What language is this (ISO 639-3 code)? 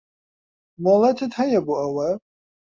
ckb